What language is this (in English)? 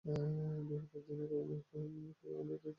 Bangla